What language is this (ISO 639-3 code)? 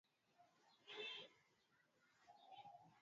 swa